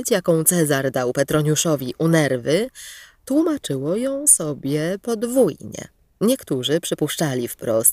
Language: Polish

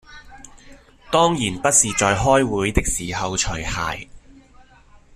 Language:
Cantonese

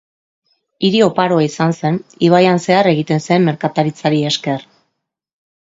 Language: Basque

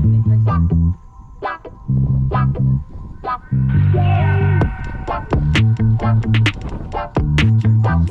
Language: Indonesian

